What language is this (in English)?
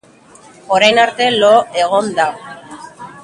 Basque